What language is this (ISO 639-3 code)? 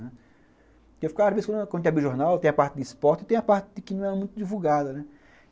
por